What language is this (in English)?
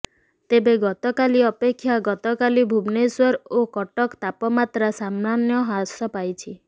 Odia